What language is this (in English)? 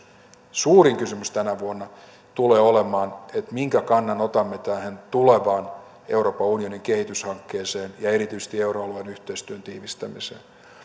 Finnish